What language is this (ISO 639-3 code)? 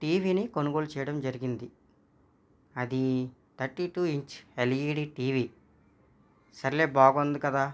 tel